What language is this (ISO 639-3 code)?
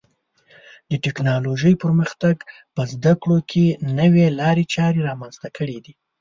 pus